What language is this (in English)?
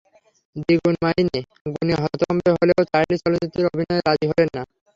Bangla